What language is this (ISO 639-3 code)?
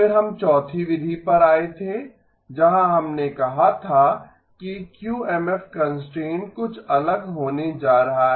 hin